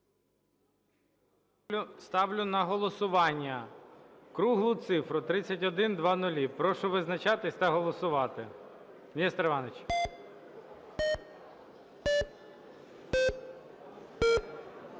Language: Ukrainian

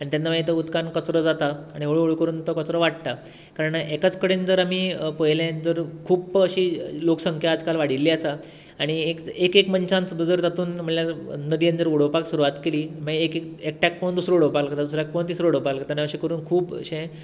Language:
Konkani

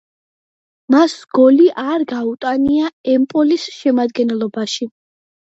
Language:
Georgian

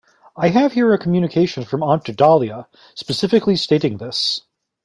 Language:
English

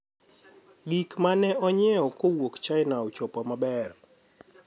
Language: Luo (Kenya and Tanzania)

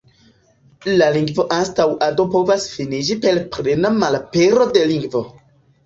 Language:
Esperanto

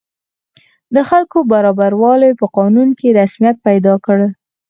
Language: Pashto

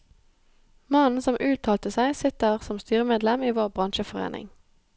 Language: Norwegian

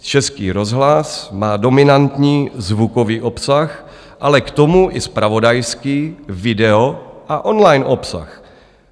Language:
Czech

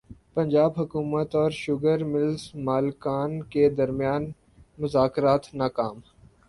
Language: Urdu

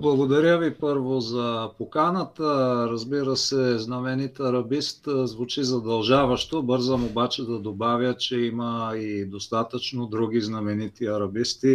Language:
Bulgarian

